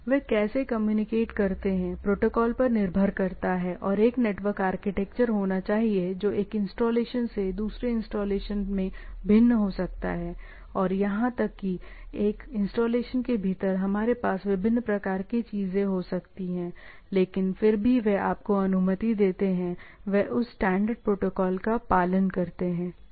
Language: Hindi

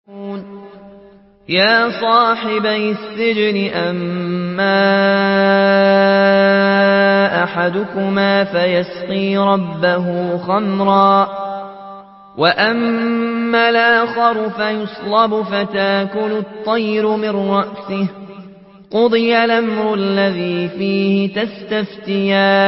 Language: Arabic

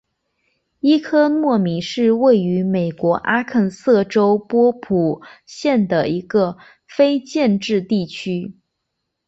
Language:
Chinese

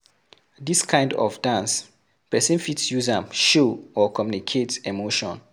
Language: Nigerian Pidgin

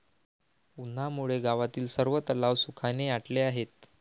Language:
Marathi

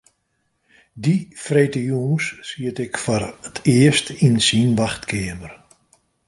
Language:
Western Frisian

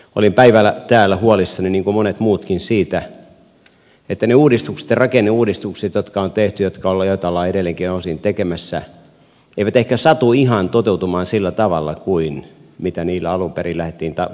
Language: Finnish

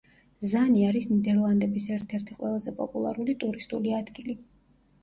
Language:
Georgian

